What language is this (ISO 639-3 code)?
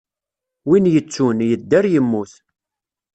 kab